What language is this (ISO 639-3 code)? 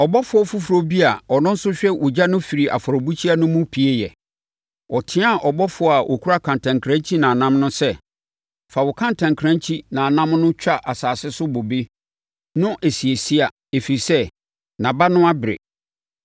aka